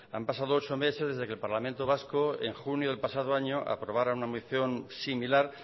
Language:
Spanish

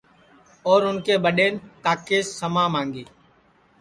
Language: Sansi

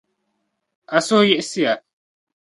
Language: Dagbani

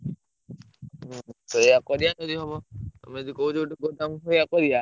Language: Odia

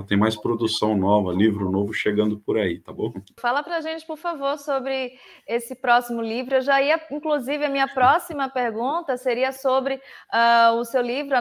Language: Portuguese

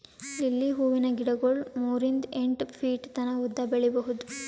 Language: Kannada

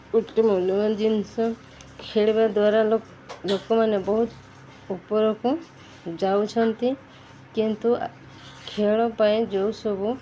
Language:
Odia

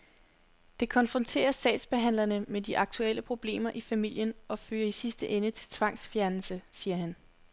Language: Danish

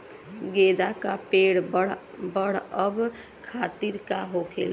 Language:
Bhojpuri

